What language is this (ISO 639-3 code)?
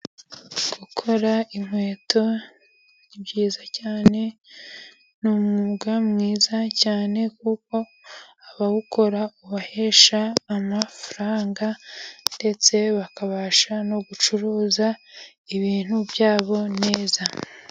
kin